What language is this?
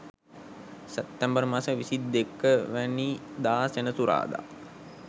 Sinhala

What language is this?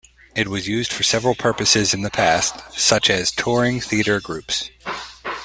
English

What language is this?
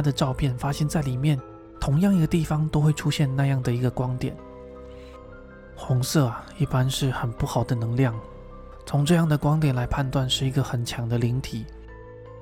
Chinese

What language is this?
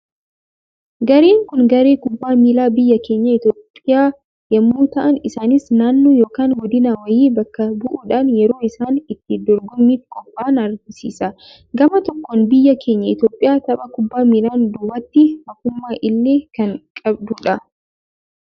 Oromo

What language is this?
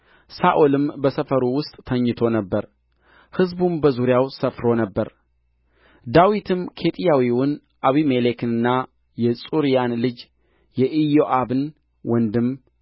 Amharic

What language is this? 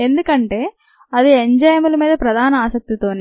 Telugu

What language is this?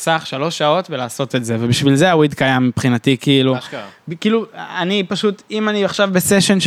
Hebrew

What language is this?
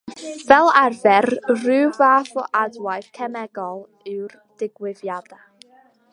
Welsh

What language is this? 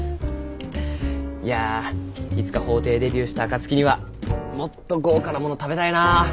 Japanese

